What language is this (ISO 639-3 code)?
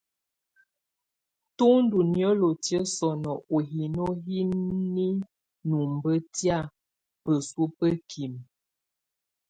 tvu